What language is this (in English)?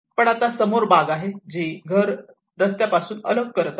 Marathi